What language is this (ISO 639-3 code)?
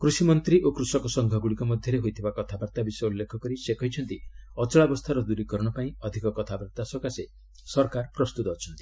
ori